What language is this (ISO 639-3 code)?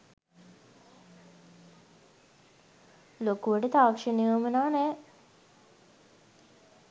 sin